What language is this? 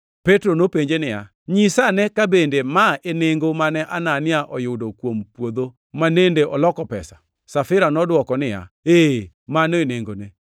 Luo (Kenya and Tanzania)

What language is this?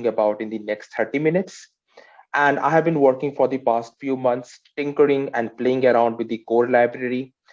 English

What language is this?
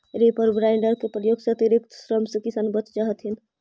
Magahi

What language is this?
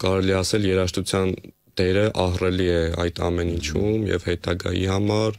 Romanian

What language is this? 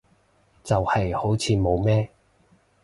Cantonese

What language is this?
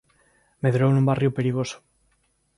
Galician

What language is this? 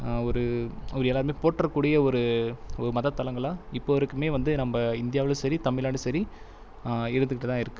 Tamil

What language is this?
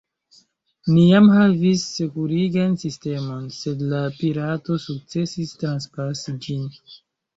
Esperanto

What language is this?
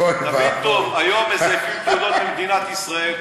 Hebrew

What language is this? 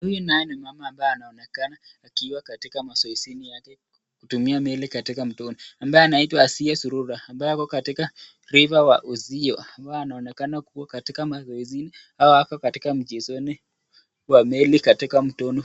Swahili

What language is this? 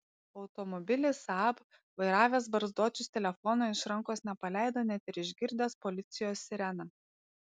Lithuanian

